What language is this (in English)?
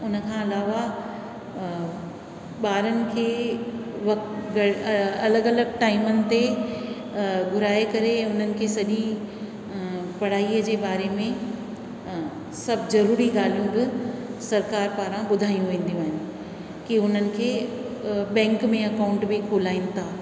Sindhi